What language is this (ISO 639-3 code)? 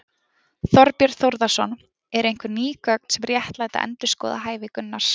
isl